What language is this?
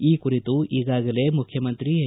Kannada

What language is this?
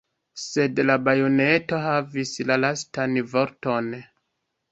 Esperanto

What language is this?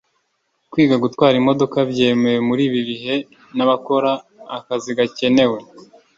Kinyarwanda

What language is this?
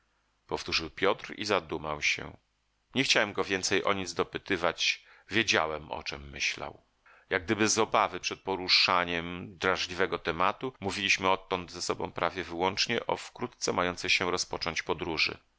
Polish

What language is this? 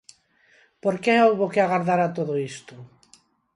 Galician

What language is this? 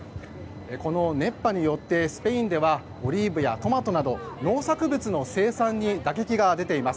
Japanese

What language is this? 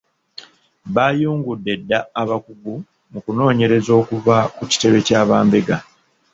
Ganda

